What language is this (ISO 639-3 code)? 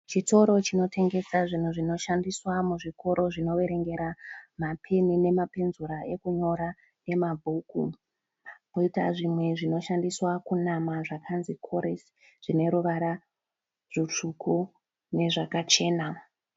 sna